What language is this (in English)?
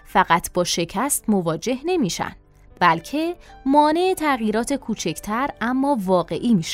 Persian